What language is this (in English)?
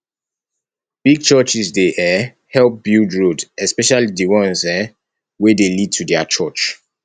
Nigerian Pidgin